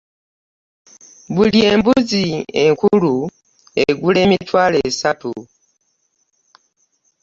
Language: Ganda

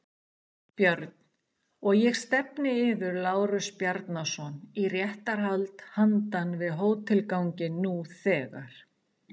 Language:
Icelandic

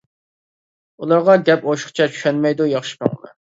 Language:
Uyghur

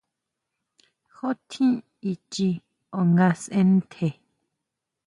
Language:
Huautla Mazatec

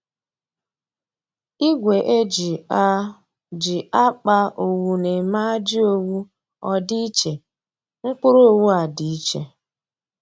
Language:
Igbo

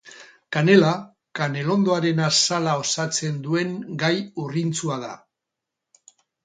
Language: Basque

